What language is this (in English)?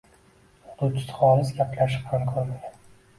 Uzbek